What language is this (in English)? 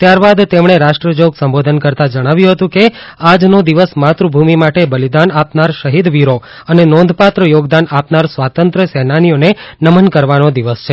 Gujarati